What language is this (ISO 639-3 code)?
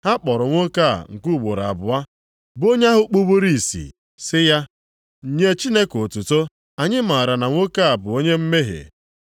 ibo